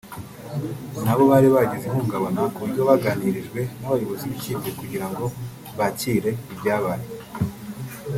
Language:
Kinyarwanda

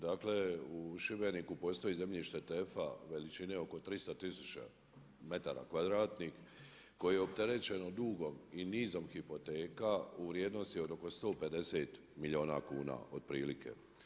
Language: Croatian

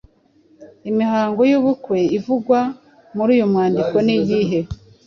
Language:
Kinyarwanda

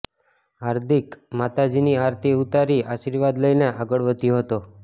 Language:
Gujarati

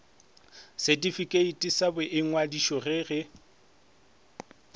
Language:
Northern Sotho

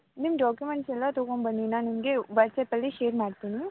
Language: Kannada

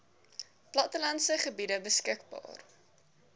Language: Afrikaans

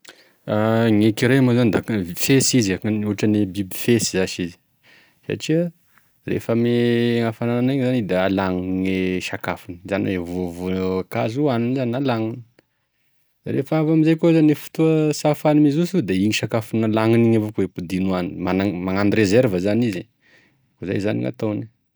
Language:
Tesaka Malagasy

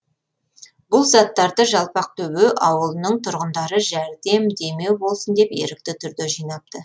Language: Kazakh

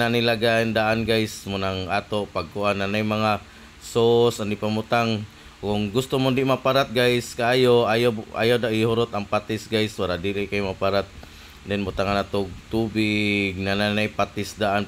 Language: Filipino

